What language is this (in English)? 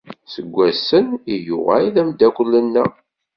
Kabyle